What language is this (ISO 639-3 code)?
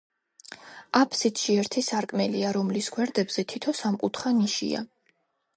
kat